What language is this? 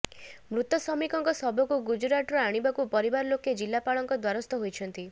Odia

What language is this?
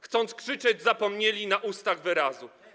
Polish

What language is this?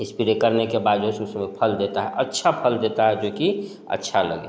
Hindi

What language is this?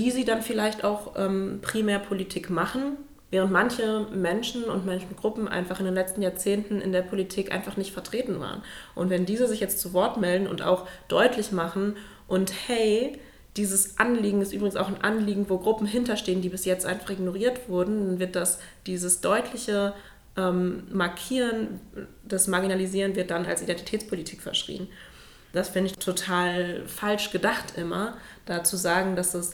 German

